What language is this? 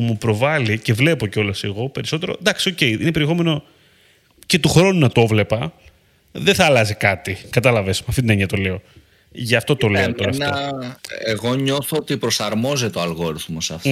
Greek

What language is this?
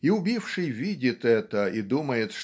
Russian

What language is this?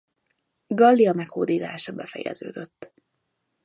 Hungarian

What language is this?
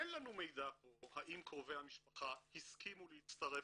Hebrew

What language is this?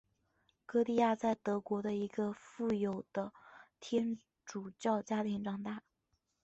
Chinese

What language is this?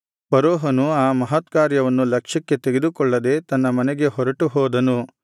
Kannada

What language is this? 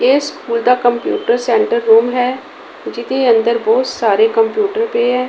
Punjabi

